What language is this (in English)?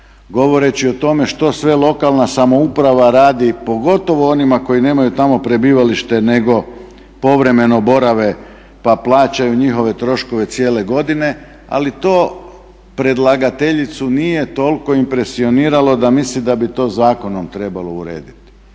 Croatian